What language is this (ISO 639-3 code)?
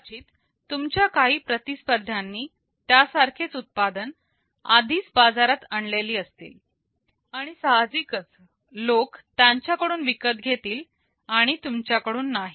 mar